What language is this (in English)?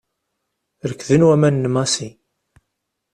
Kabyle